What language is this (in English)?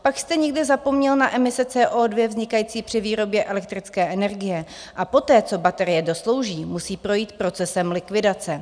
Czech